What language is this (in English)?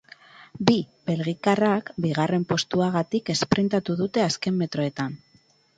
Basque